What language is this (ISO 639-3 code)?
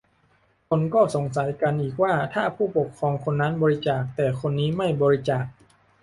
tha